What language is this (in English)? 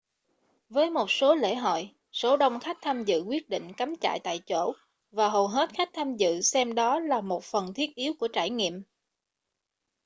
Vietnamese